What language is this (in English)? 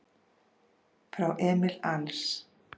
Icelandic